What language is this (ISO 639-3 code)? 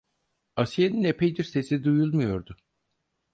tur